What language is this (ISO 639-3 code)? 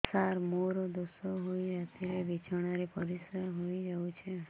ori